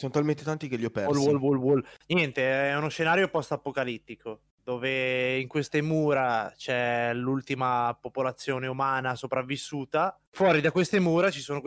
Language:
Italian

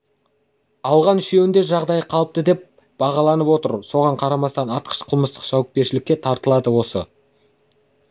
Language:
Kazakh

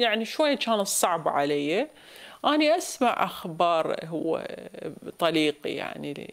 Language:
Arabic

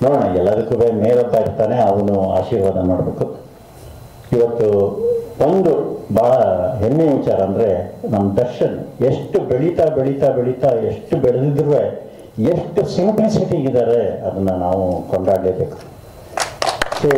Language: Hindi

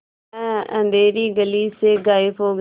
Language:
Hindi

